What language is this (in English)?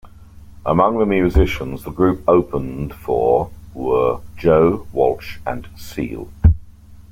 English